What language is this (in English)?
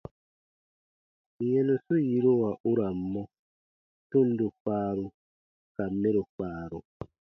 Baatonum